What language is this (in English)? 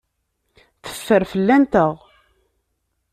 Kabyle